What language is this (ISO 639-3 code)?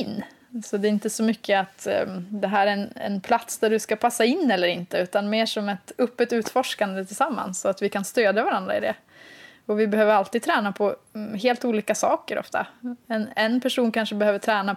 swe